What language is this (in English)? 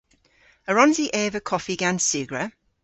Cornish